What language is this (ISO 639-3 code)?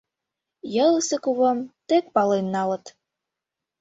chm